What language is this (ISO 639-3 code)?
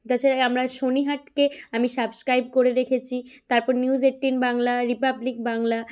ben